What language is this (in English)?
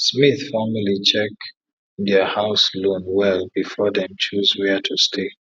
Nigerian Pidgin